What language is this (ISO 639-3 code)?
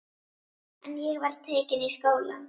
isl